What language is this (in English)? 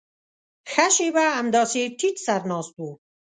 Pashto